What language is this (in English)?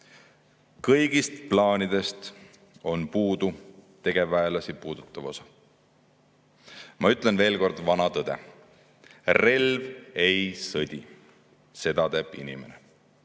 Estonian